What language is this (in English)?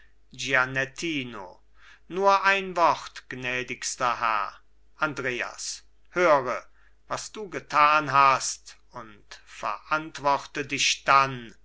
German